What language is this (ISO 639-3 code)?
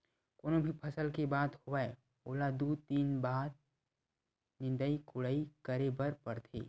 hne